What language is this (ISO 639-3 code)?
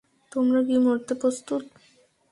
ben